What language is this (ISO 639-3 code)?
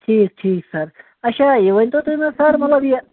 kas